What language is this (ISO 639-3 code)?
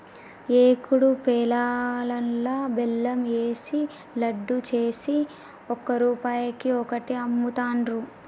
tel